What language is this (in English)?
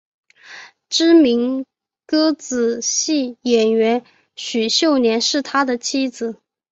Chinese